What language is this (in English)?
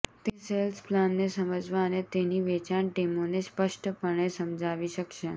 Gujarati